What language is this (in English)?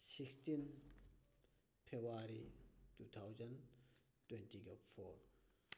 Manipuri